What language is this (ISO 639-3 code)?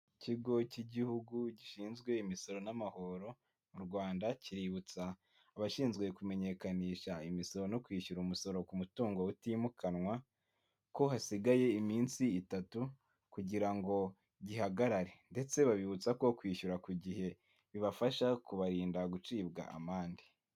kin